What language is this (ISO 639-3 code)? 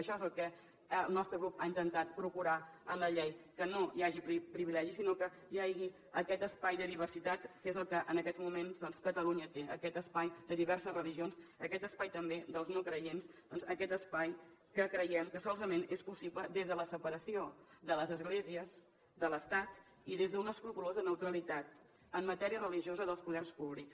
cat